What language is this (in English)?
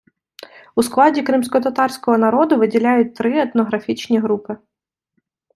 Ukrainian